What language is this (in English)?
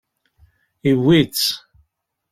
Kabyle